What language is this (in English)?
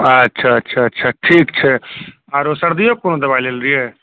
Maithili